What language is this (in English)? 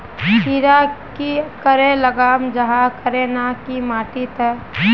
Magahi